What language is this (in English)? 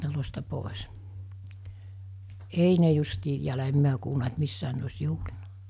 Finnish